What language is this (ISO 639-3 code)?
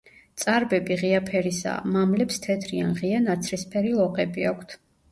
kat